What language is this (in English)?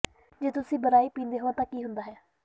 Punjabi